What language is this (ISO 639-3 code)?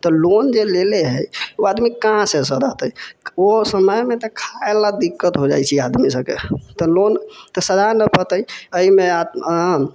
mai